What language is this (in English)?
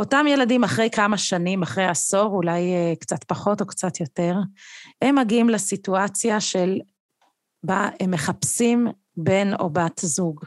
Hebrew